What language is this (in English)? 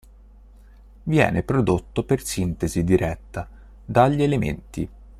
Italian